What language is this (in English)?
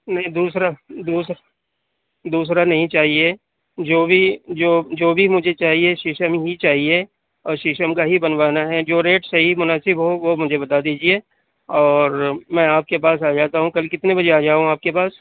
Urdu